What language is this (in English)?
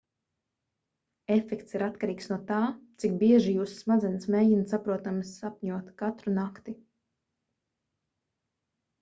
Latvian